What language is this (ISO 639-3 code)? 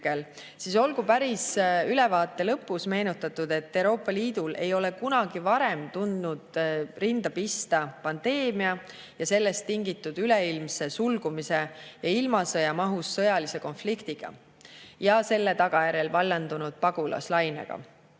est